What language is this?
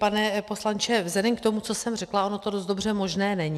Czech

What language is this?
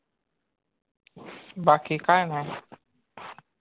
Marathi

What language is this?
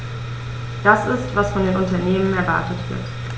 German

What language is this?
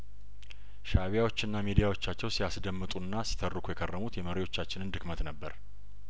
Amharic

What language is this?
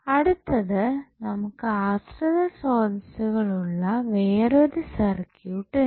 Malayalam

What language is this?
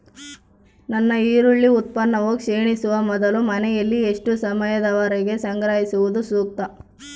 Kannada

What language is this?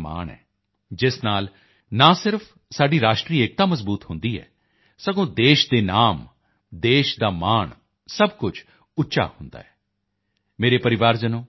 Punjabi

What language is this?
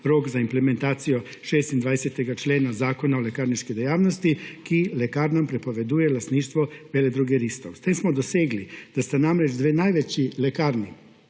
Slovenian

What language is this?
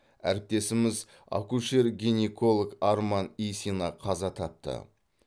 Kazakh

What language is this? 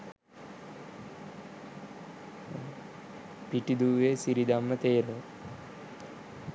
Sinhala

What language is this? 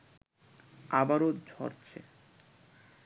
Bangla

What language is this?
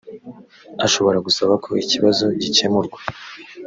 Kinyarwanda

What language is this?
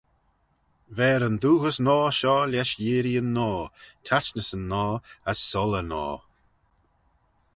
Manx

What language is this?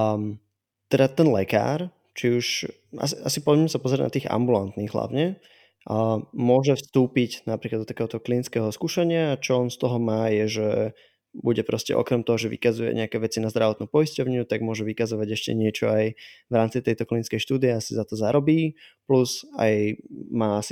Slovak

